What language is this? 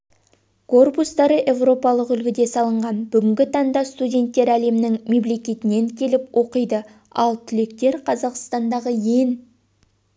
Kazakh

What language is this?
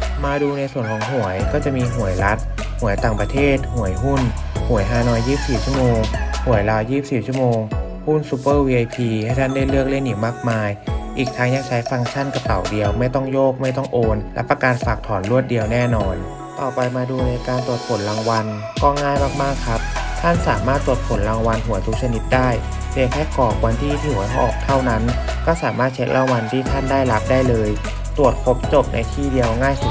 Thai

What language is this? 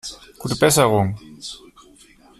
German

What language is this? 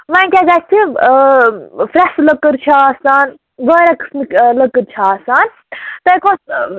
Kashmiri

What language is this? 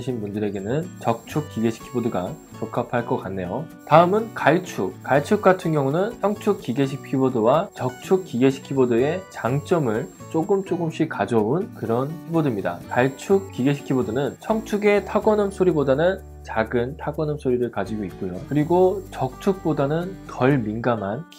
Korean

